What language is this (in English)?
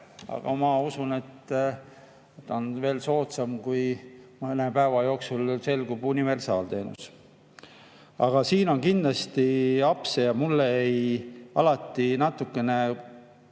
Estonian